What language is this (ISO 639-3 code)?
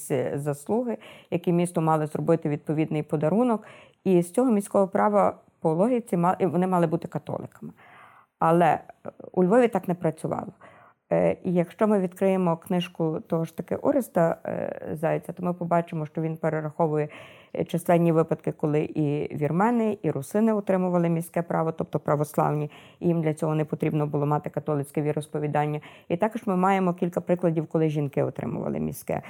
ukr